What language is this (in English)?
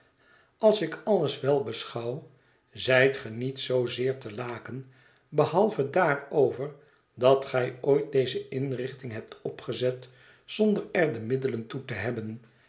Dutch